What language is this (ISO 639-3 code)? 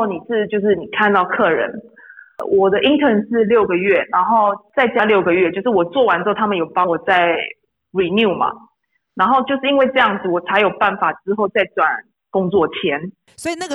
zho